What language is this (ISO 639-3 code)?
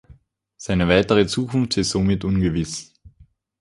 deu